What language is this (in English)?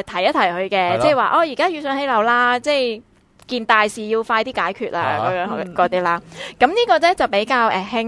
Chinese